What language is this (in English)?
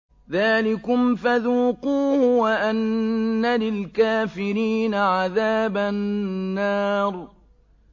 Arabic